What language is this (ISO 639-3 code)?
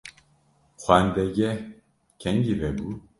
kur